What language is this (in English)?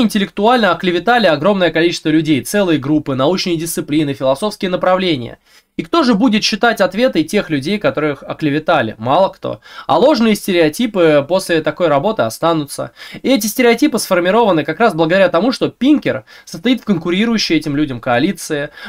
Russian